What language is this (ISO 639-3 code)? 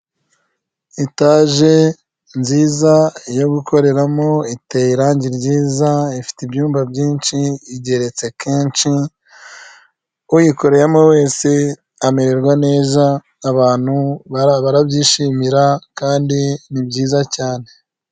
kin